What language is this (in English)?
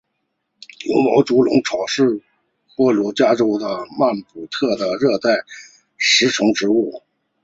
Chinese